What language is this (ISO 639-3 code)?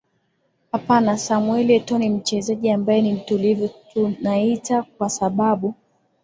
swa